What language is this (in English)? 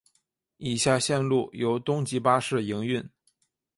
Chinese